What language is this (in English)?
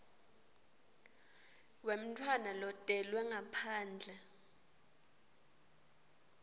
Swati